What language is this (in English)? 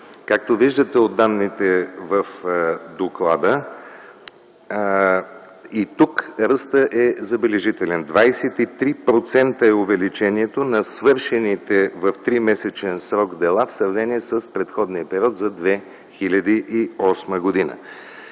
Bulgarian